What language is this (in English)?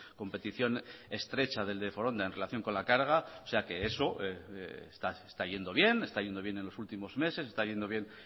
Spanish